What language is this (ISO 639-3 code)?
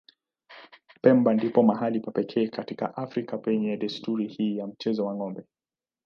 swa